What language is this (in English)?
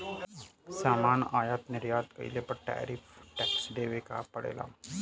Bhojpuri